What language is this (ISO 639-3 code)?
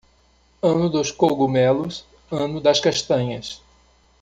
por